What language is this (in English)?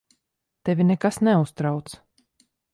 Latvian